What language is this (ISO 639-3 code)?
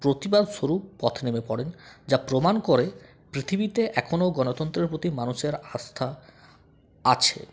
ben